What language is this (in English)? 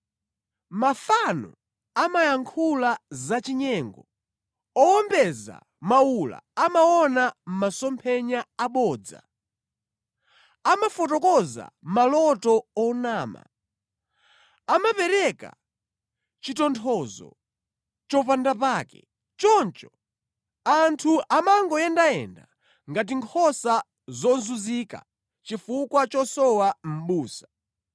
Nyanja